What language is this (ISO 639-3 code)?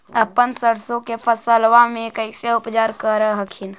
mag